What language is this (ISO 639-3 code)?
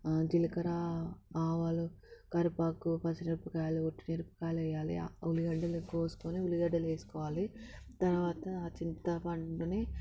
tel